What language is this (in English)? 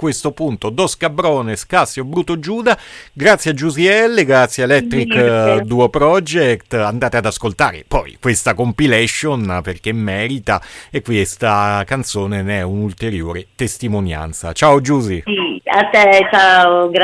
Italian